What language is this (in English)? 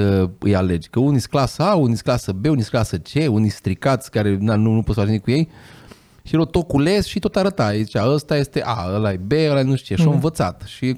Romanian